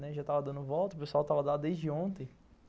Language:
Portuguese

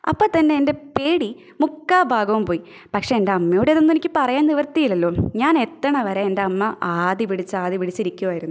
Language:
Malayalam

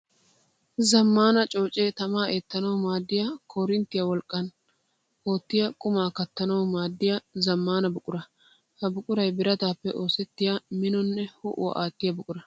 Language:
Wolaytta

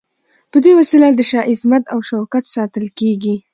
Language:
Pashto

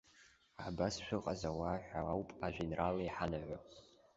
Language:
Abkhazian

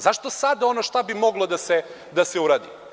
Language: Serbian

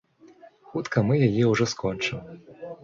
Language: Belarusian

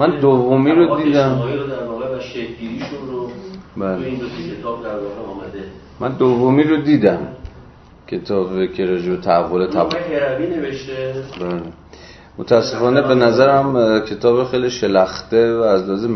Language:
Persian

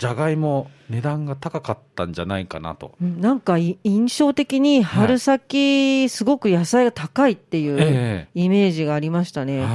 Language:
Japanese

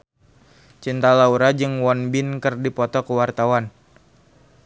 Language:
Sundanese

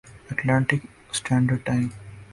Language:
Urdu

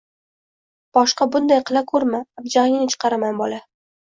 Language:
Uzbek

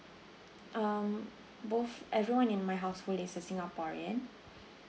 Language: English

